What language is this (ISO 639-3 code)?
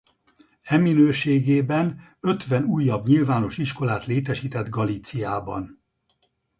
hun